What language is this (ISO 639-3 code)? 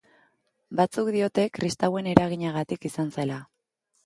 eus